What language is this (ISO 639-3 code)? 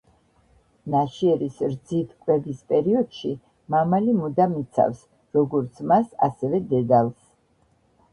kat